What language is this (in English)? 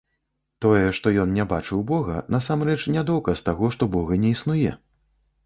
Belarusian